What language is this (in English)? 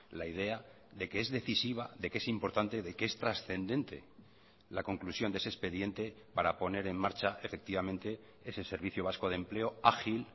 Spanish